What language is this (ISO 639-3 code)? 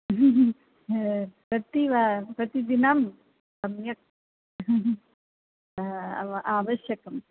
san